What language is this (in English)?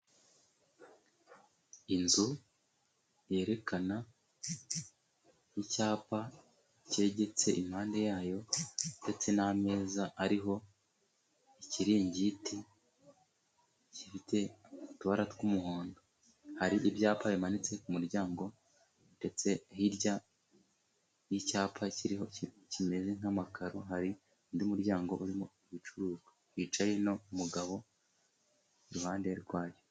Kinyarwanda